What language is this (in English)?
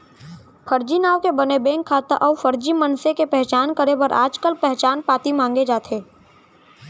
Chhattisgarhi